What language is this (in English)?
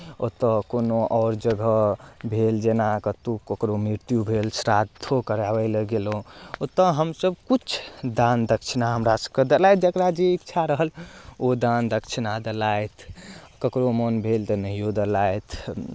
Maithili